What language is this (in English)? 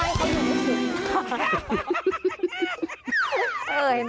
Thai